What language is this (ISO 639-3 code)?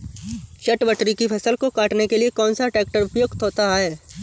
hin